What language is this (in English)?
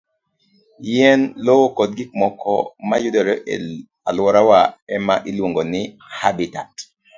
Luo (Kenya and Tanzania)